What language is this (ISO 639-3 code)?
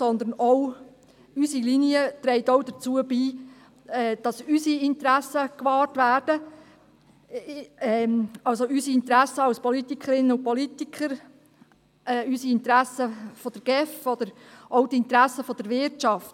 gsw